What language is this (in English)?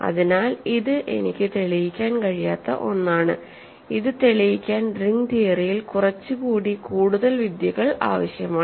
Malayalam